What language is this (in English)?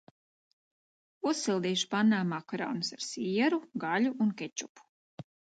Latvian